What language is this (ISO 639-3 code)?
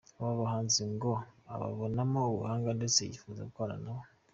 kin